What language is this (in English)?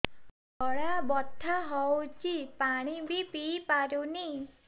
Odia